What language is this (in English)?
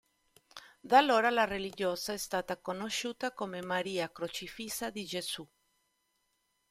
Italian